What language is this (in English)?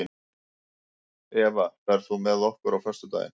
Icelandic